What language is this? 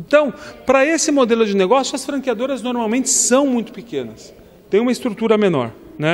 Portuguese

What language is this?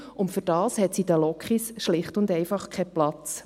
Swiss German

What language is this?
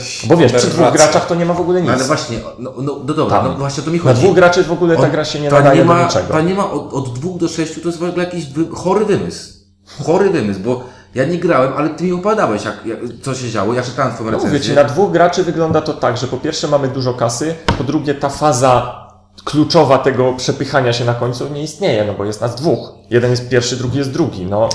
Polish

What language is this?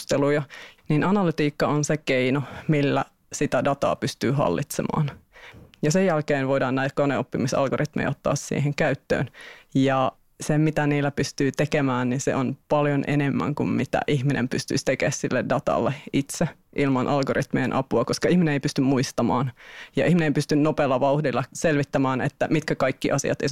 Finnish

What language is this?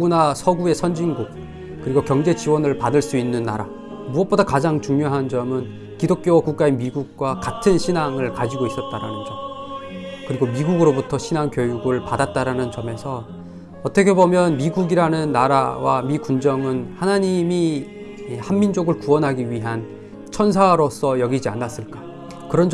Korean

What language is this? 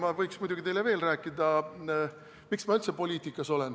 Estonian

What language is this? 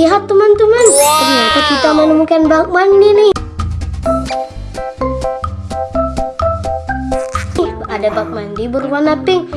Indonesian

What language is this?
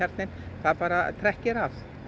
Icelandic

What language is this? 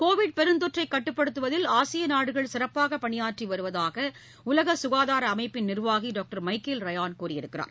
Tamil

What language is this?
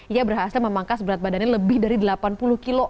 Indonesian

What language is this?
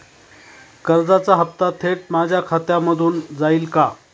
Marathi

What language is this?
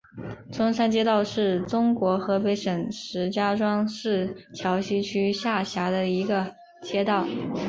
Chinese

